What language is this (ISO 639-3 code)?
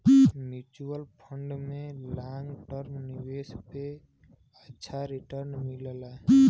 bho